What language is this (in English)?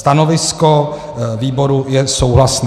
Czech